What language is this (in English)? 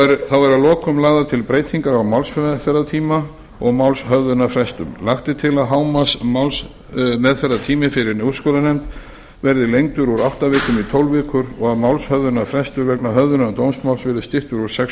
Icelandic